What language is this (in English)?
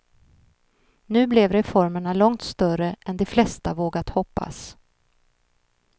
Swedish